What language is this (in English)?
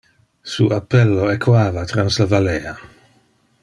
Interlingua